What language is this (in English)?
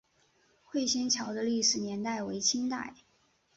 Chinese